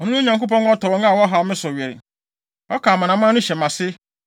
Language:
Akan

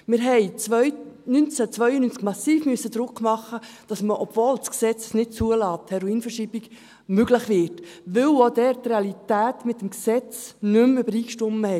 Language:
Swiss German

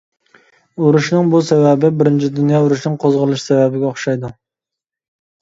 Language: Uyghur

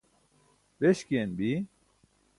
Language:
Burushaski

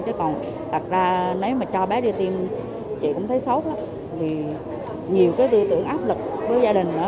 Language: Vietnamese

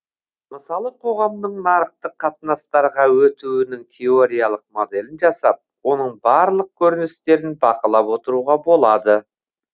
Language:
Kazakh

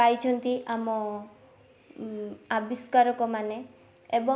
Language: Odia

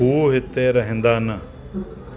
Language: Sindhi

